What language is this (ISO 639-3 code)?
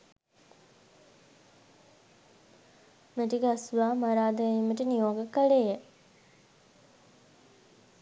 sin